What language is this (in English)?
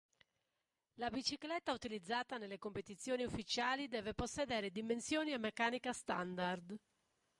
Italian